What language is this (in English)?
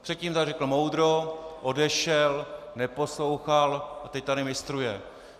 Czech